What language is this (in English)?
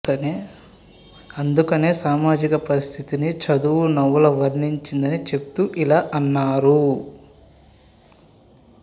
Telugu